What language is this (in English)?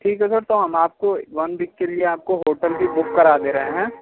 Hindi